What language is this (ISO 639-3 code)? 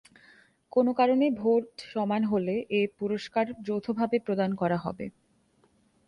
ben